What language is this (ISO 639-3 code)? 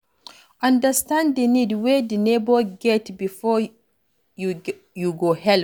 pcm